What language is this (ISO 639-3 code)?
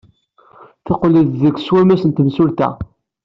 kab